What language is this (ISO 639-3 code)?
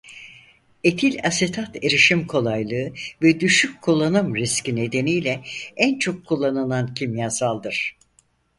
tur